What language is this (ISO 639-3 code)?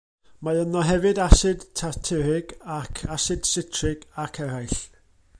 cym